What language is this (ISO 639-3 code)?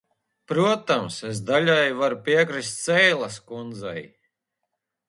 lav